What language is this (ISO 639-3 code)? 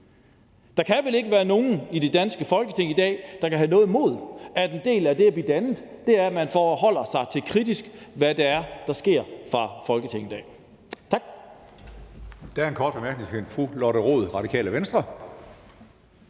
dan